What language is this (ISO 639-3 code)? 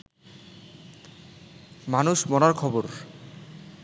ben